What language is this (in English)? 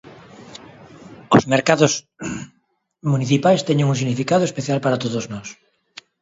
Galician